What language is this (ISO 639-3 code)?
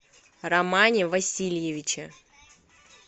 rus